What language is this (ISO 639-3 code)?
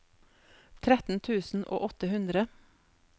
nor